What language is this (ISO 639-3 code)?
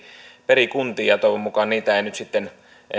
fin